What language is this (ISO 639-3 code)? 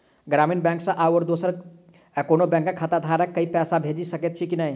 mai